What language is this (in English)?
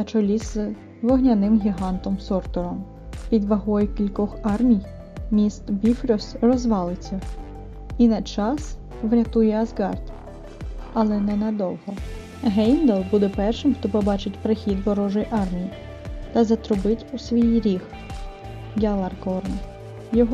Ukrainian